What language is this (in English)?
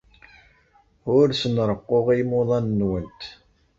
Kabyle